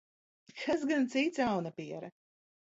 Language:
Latvian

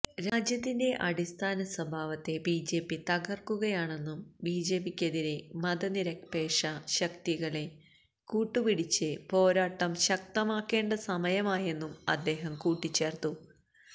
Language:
Malayalam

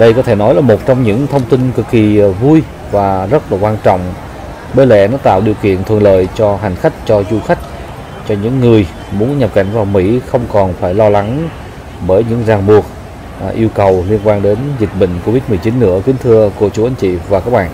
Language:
Vietnamese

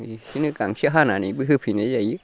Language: Bodo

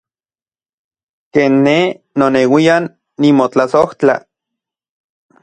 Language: Central Puebla Nahuatl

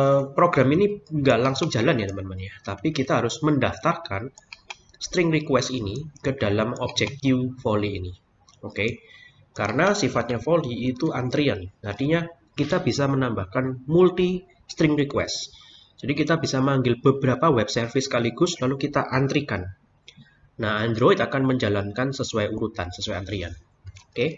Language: Indonesian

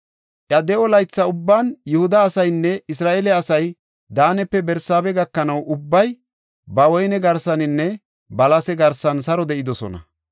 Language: Gofa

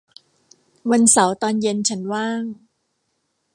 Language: Thai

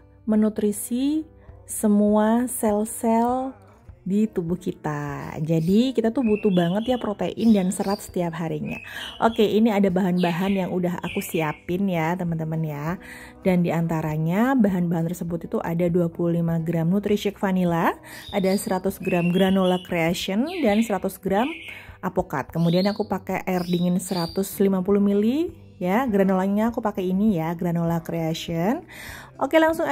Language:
Indonesian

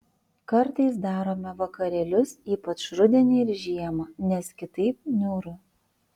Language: Lithuanian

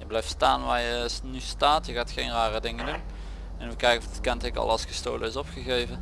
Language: Dutch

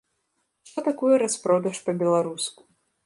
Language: Belarusian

